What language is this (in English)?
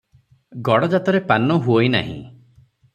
Odia